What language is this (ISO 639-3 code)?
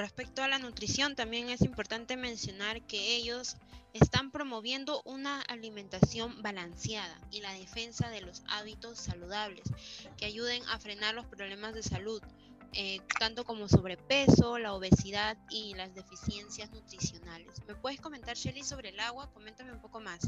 spa